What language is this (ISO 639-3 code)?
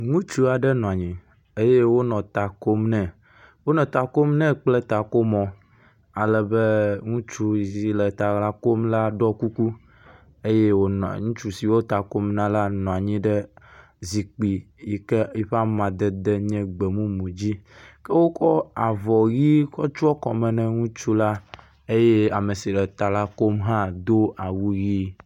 ewe